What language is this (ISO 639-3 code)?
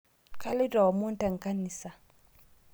mas